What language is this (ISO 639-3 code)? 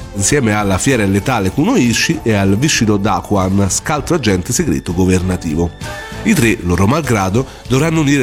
ita